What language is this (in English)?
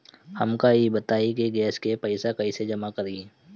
Bhojpuri